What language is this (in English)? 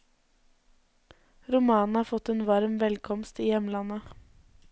Norwegian